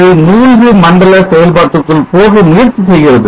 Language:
Tamil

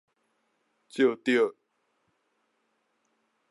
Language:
Min Nan Chinese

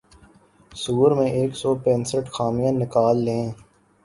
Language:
Urdu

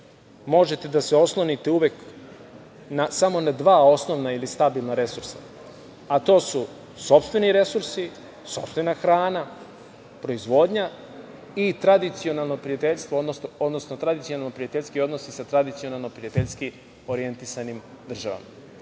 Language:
Serbian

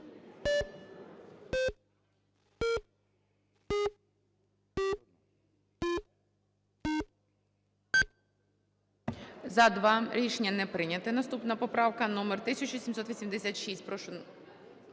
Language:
Ukrainian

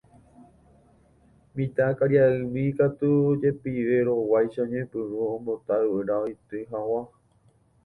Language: Guarani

